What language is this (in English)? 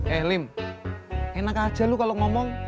Indonesian